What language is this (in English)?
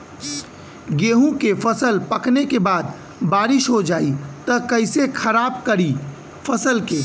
Bhojpuri